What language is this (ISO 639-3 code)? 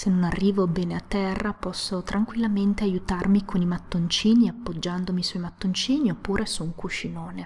ita